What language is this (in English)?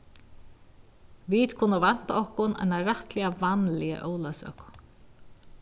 Faroese